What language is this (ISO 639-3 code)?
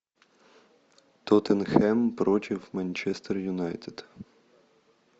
rus